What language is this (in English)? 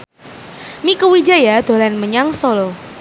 Javanese